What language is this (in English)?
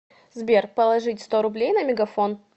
Russian